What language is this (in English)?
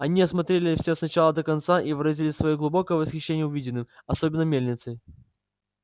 Russian